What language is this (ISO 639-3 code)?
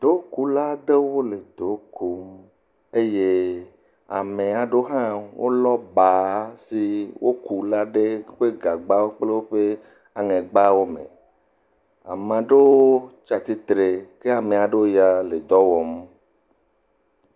ewe